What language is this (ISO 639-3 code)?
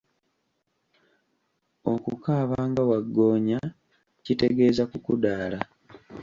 lug